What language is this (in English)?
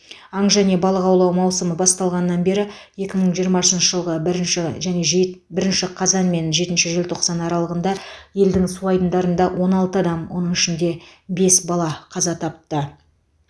Kazakh